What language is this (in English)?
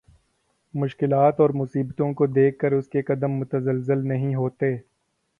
Urdu